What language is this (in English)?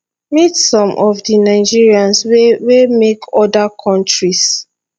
Nigerian Pidgin